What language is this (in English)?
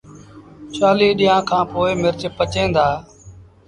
Sindhi Bhil